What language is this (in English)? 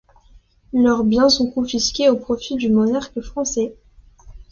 French